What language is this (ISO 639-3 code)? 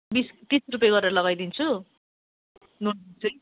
nep